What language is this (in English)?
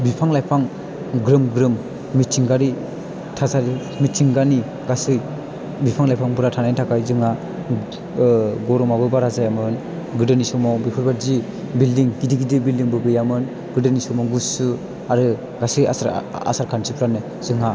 Bodo